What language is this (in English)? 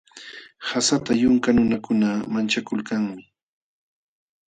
Jauja Wanca Quechua